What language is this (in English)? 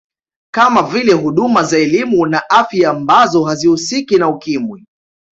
Swahili